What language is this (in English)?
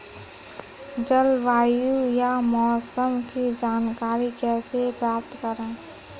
Hindi